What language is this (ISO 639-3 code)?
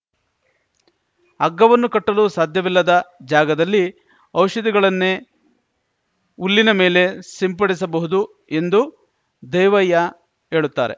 kan